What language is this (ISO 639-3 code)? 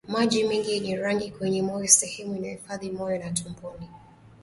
swa